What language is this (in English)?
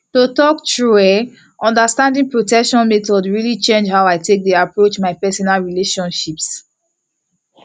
Nigerian Pidgin